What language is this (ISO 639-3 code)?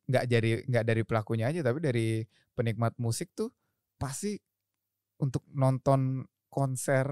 ind